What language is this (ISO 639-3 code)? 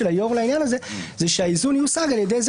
heb